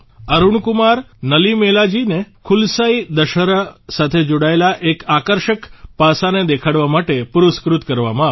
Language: Gujarati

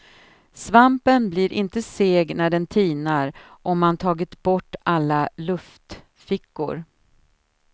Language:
Swedish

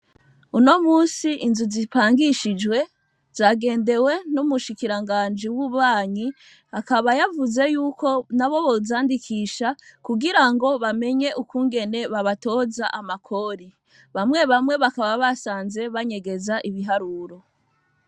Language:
Rundi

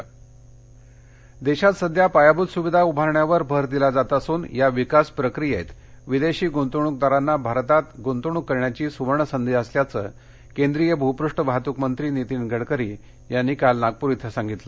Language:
Marathi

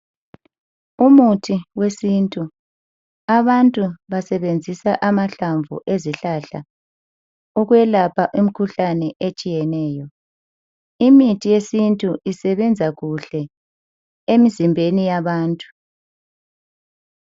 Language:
North Ndebele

